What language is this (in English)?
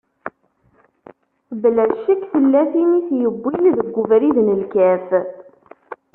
Kabyle